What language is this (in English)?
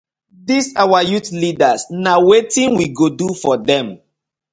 Nigerian Pidgin